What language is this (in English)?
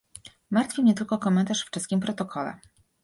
Polish